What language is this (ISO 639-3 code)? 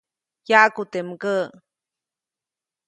zoc